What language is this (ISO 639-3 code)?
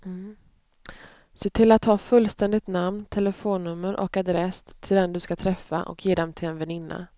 swe